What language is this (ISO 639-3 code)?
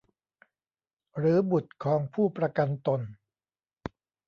tha